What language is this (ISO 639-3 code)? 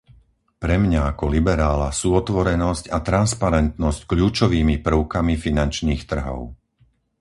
slk